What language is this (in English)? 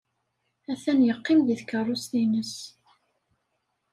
Kabyle